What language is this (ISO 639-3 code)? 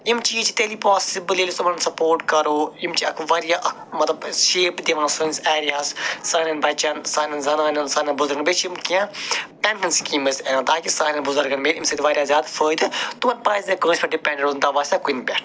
kas